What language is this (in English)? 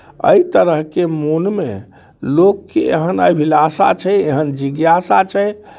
Maithili